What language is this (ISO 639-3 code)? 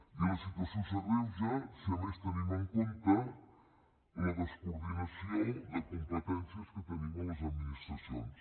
cat